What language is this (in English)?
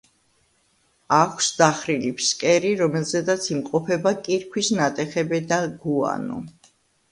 Georgian